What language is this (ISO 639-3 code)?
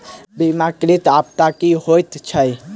mai